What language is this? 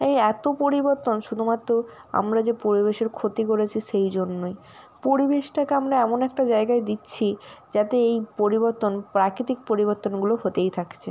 Bangla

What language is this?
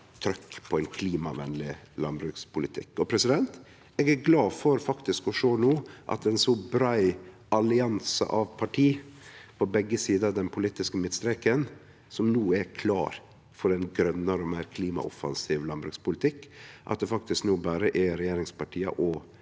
Norwegian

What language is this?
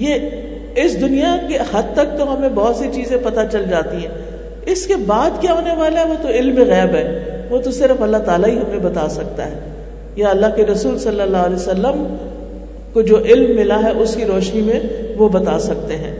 Urdu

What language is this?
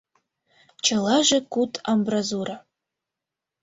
Mari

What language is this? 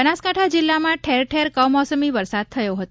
Gujarati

